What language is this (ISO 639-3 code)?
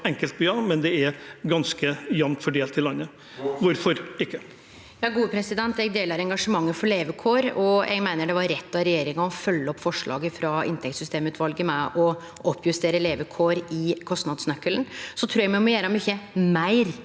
nor